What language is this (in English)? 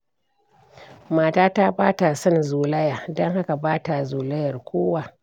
Hausa